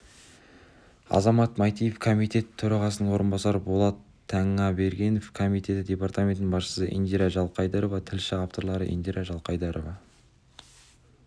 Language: Kazakh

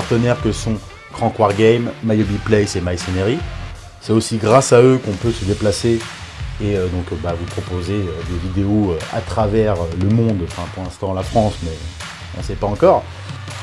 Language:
French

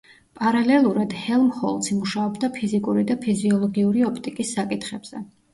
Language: Georgian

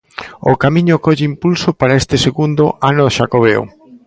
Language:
Galician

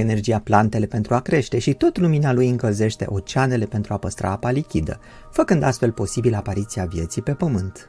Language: Romanian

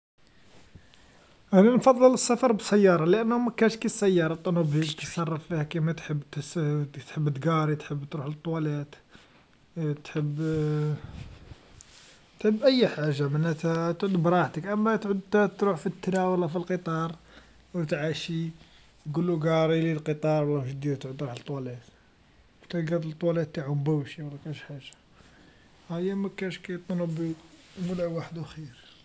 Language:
Algerian Arabic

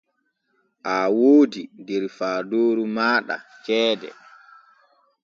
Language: Borgu Fulfulde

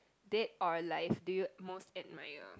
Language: English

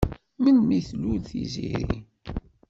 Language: Kabyle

